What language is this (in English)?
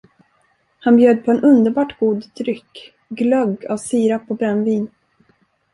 Swedish